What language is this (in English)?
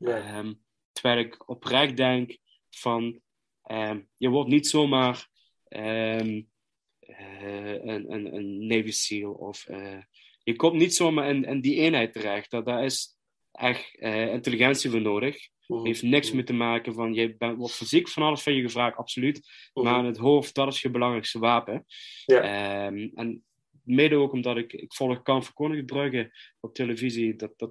Dutch